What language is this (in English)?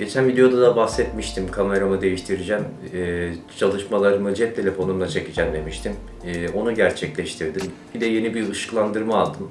Turkish